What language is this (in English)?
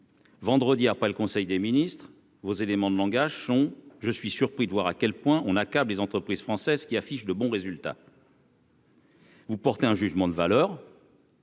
French